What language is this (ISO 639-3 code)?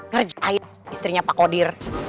ind